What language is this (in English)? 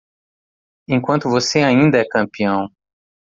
Portuguese